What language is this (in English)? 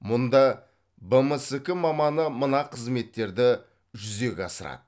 Kazakh